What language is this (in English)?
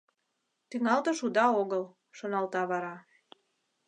Mari